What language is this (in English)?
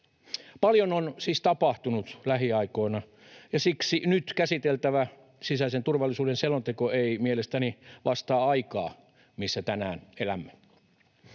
Finnish